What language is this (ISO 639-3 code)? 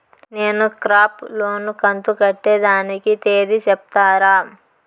tel